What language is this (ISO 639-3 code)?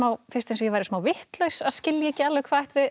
isl